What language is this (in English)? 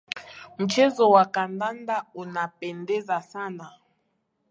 Swahili